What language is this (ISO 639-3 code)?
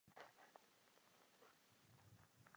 ces